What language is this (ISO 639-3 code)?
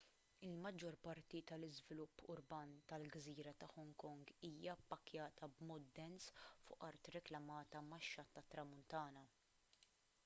mlt